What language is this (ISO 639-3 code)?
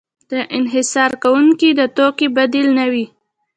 pus